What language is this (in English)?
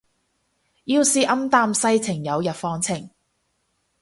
Cantonese